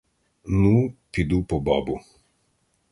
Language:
Ukrainian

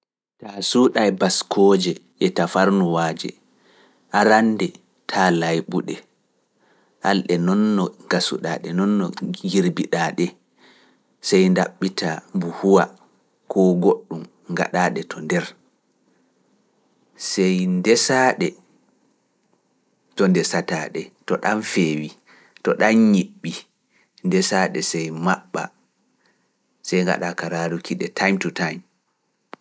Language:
Fula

